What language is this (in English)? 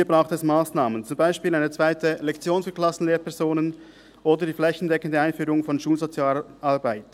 Swiss German